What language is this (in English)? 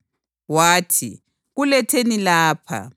North Ndebele